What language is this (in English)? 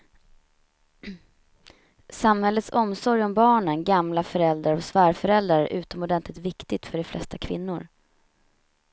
Swedish